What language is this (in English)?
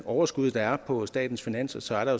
Danish